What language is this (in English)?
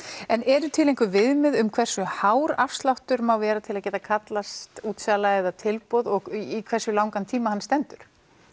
Icelandic